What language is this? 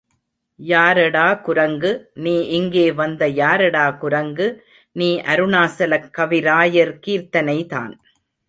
Tamil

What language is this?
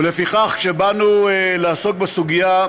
Hebrew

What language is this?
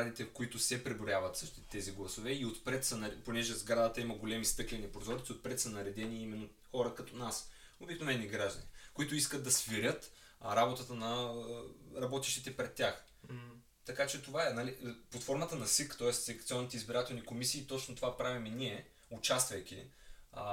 Bulgarian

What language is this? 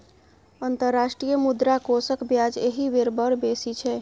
Maithili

